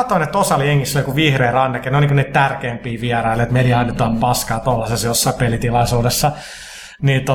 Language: Finnish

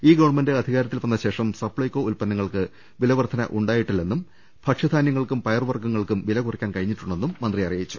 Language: Malayalam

